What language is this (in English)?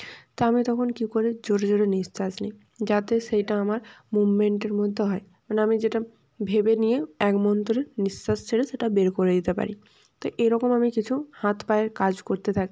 Bangla